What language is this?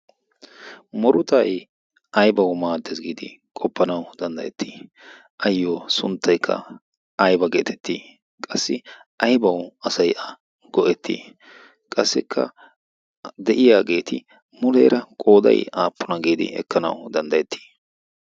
Wolaytta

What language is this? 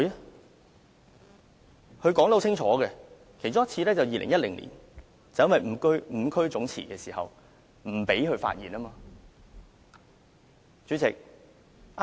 Cantonese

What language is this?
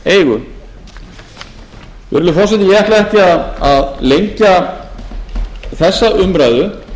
Icelandic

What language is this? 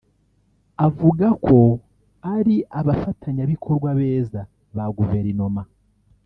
Kinyarwanda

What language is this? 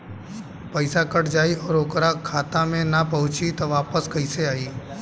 Bhojpuri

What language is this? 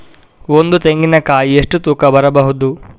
Kannada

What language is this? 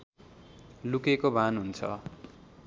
Nepali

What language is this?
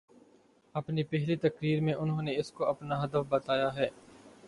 Urdu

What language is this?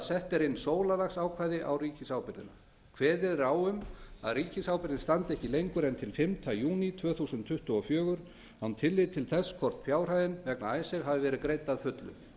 Icelandic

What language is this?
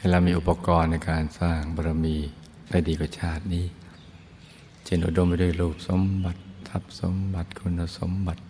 Thai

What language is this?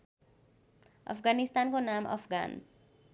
Nepali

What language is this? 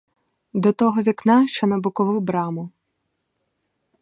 Ukrainian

